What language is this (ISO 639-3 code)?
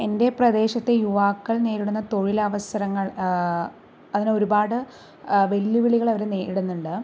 mal